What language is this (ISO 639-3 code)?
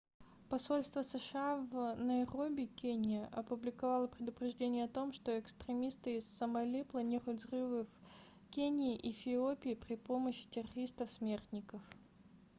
rus